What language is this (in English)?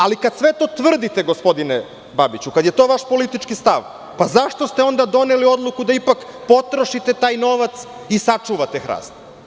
Serbian